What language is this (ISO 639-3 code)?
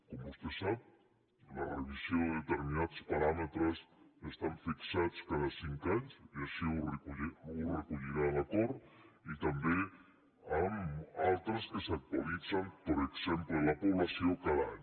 cat